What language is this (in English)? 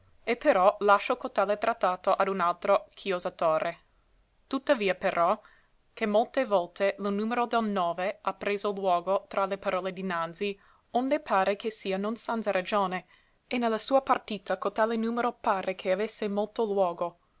Italian